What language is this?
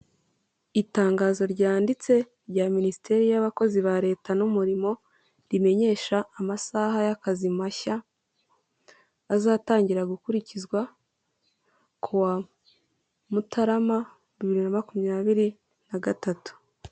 Kinyarwanda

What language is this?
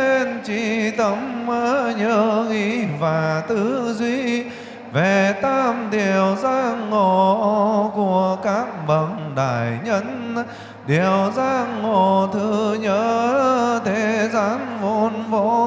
Vietnamese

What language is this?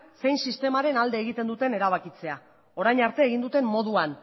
Basque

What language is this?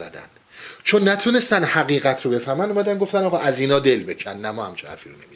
Persian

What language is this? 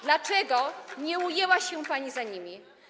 Polish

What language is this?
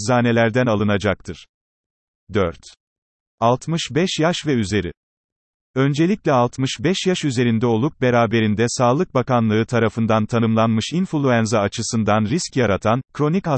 Turkish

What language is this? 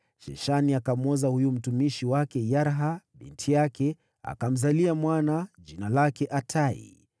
Swahili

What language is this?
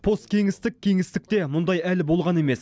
Kazakh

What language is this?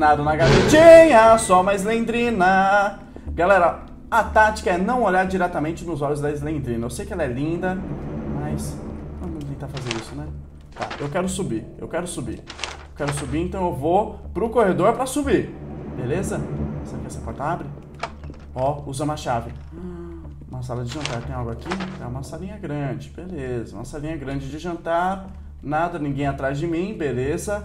Portuguese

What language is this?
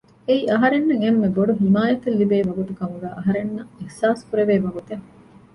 Divehi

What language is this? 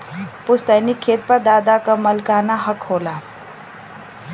Bhojpuri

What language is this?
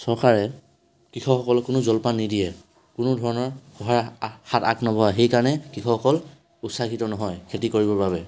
Assamese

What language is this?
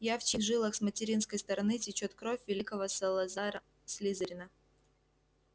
Russian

